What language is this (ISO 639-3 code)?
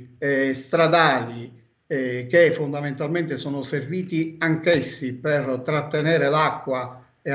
ita